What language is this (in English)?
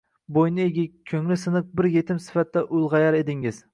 Uzbek